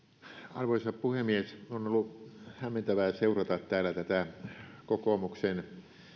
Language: Finnish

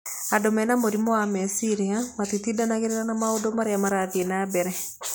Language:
Kikuyu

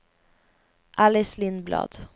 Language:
Swedish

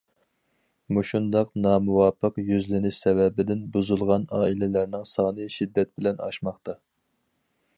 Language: Uyghur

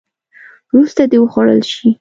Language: Pashto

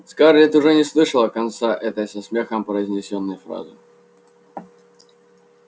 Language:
Russian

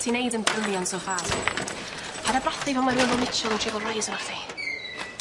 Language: Welsh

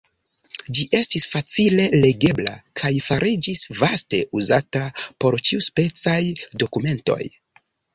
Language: Esperanto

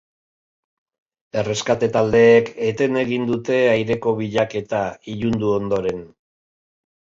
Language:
Basque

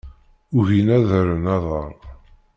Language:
Kabyle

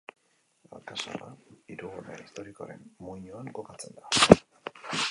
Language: Basque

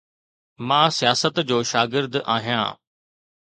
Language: Sindhi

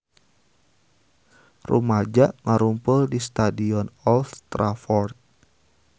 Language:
Sundanese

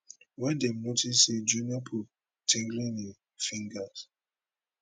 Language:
Nigerian Pidgin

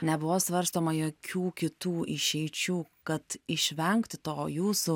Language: Lithuanian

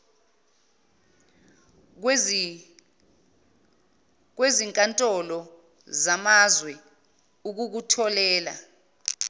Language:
Zulu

